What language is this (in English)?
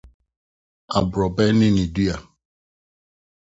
Akan